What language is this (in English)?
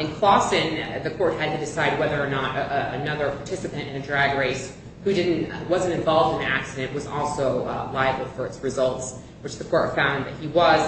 English